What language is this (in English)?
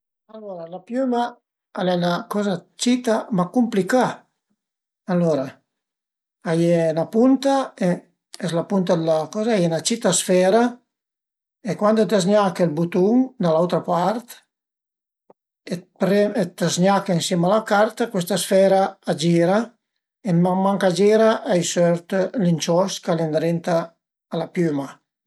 Piedmontese